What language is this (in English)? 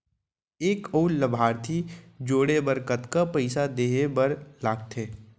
Chhattisgarhi